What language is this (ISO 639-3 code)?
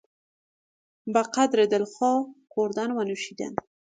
fas